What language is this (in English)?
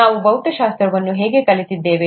Kannada